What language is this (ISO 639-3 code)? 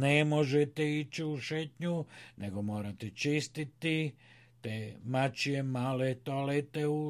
hrv